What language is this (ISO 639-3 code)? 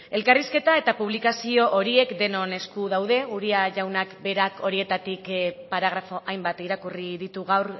eus